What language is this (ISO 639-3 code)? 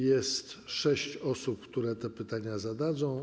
pol